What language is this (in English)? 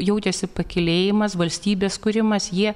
Lithuanian